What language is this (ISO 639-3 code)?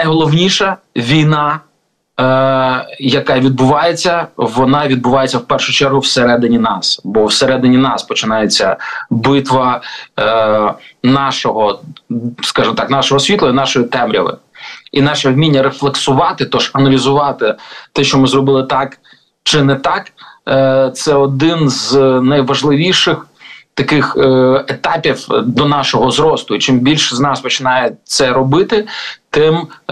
ukr